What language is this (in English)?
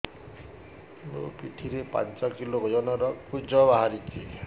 Odia